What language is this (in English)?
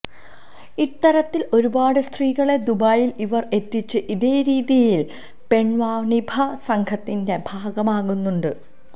Malayalam